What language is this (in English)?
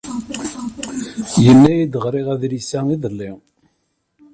Kabyle